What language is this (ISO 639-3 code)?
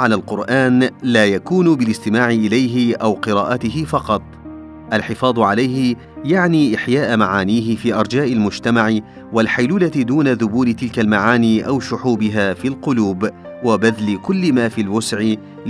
ara